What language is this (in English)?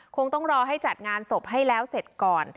Thai